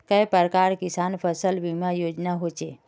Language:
Magahi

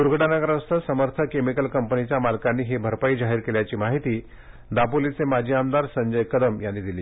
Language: Marathi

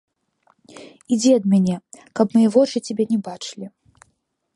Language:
Belarusian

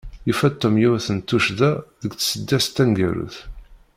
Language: Kabyle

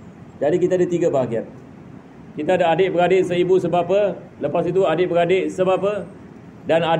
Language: Malay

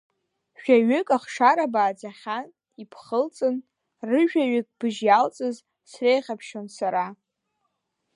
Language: Abkhazian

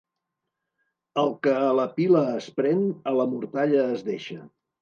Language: Catalan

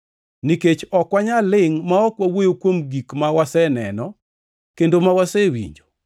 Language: Luo (Kenya and Tanzania)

